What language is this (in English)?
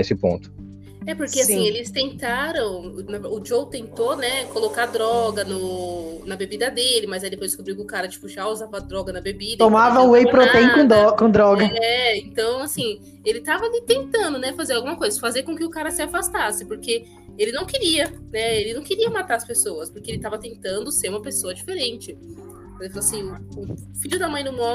Portuguese